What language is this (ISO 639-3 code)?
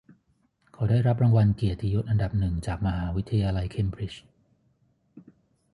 tha